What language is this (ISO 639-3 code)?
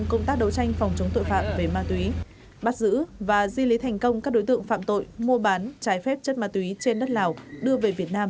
vie